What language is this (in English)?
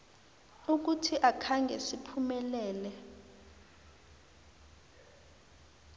South Ndebele